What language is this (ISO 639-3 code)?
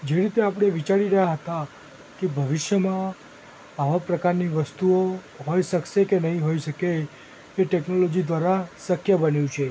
guj